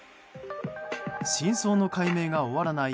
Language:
Japanese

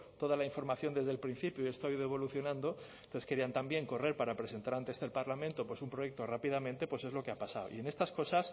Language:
Spanish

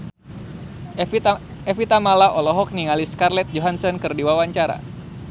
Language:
Sundanese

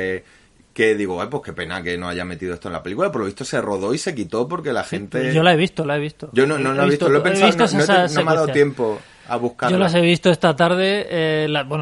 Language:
Spanish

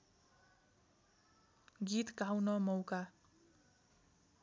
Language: Nepali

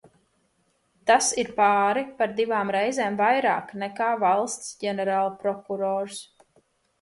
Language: Latvian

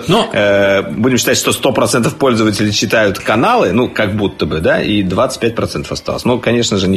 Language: Russian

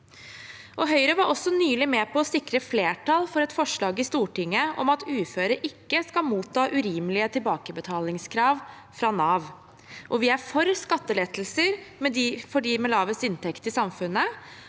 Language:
Norwegian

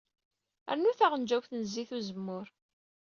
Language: Kabyle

